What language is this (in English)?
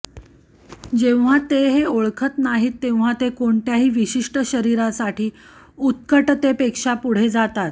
Marathi